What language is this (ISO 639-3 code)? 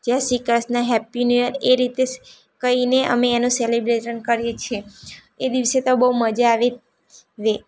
guj